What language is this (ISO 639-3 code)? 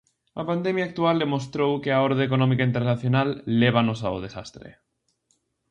glg